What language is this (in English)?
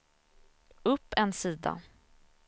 Swedish